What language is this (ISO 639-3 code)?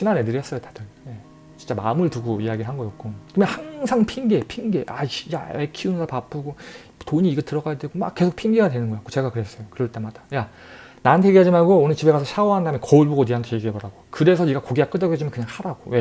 kor